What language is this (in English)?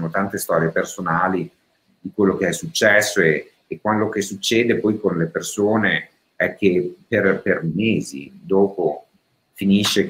Italian